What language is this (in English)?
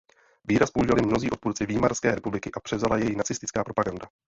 Czech